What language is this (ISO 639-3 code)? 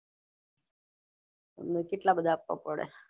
guj